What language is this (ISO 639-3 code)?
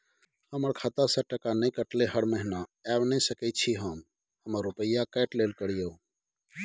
mai